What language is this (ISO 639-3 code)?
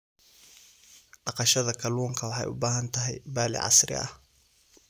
som